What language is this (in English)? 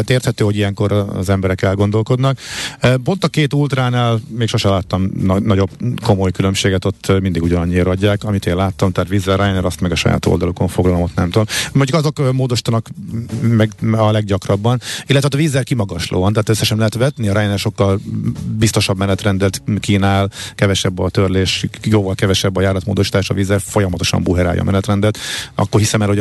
Hungarian